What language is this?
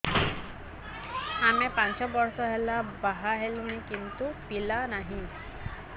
Odia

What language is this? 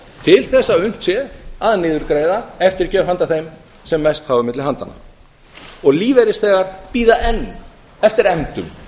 Icelandic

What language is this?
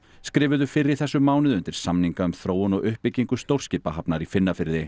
Icelandic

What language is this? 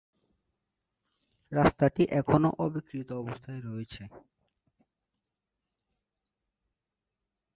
Bangla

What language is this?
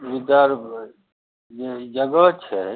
Maithili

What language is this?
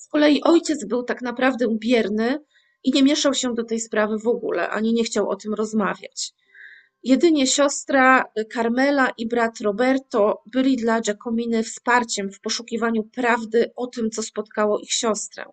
Polish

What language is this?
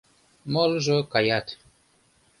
Mari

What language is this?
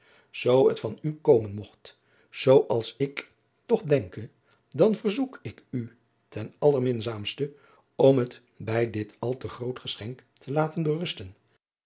Dutch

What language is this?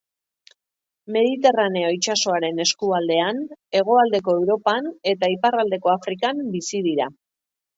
Basque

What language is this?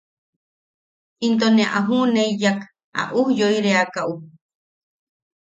Yaqui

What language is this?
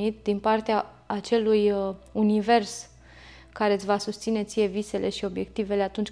Romanian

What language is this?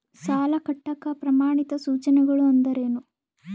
Kannada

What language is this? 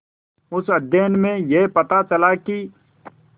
Hindi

